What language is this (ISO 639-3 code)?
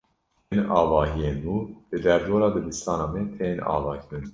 kur